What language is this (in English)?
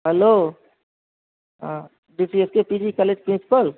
Urdu